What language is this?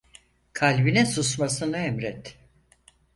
Turkish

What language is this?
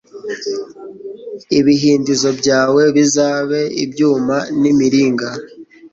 Kinyarwanda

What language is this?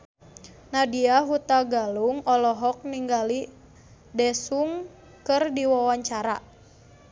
Sundanese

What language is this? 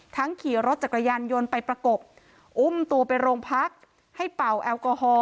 Thai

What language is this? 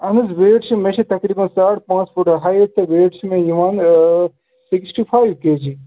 Kashmiri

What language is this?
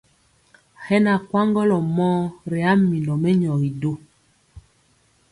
Mpiemo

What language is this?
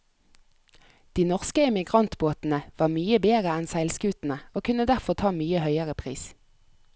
Norwegian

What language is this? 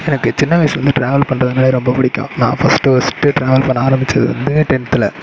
Tamil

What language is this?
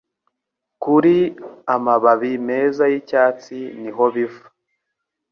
Kinyarwanda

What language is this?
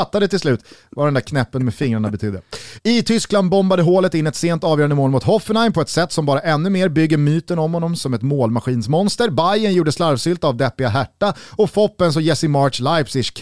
Swedish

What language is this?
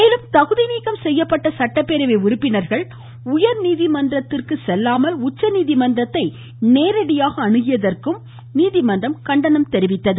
Tamil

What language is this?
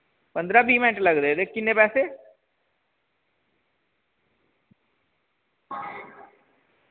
Dogri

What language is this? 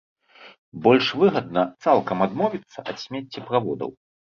Belarusian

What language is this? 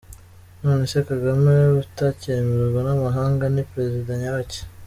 Kinyarwanda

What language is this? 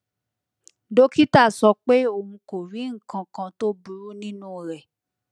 Yoruba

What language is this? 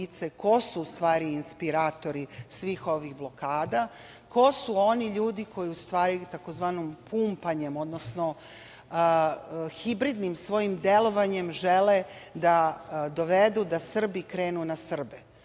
Serbian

